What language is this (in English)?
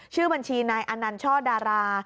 Thai